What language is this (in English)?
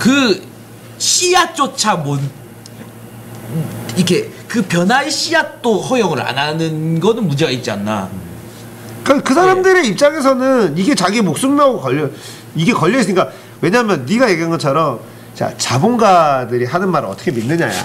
Korean